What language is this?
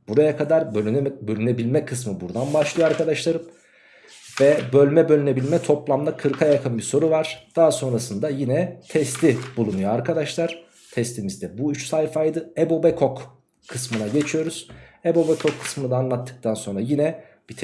Turkish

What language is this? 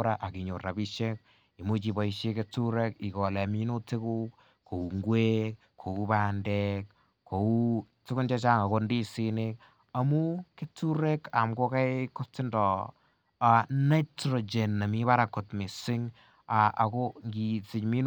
Kalenjin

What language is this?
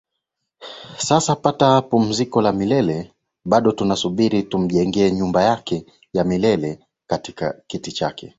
Swahili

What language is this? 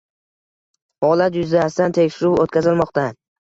Uzbek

